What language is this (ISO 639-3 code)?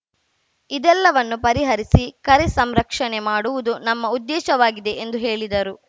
kan